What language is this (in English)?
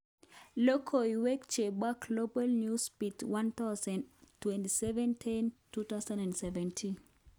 Kalenjin